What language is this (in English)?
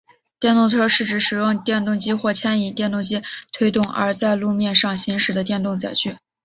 Chinese